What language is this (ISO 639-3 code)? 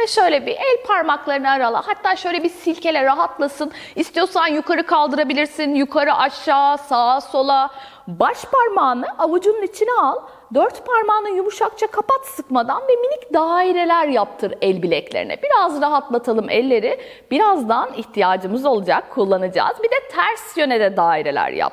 tur